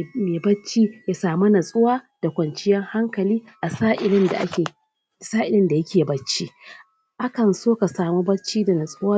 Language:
Hausa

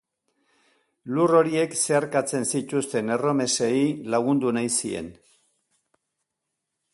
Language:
Basque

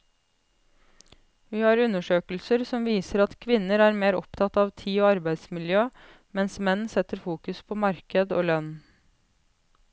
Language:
Norwegian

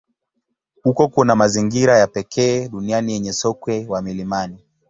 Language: Swahili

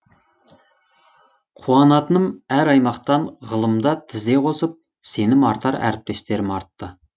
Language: Kazakh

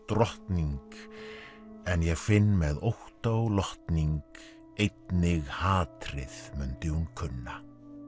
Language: Icelandic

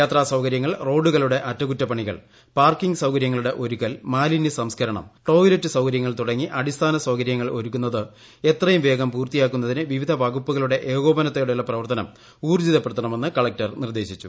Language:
Malayalam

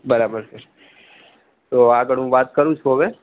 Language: Gujarati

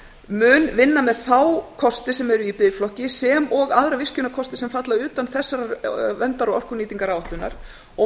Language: Icelandic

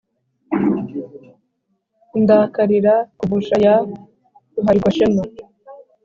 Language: Kinyarwanda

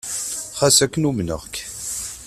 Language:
Kabyle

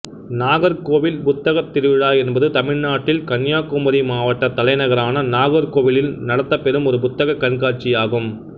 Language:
Tamil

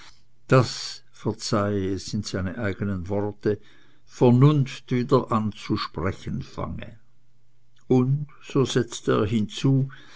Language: German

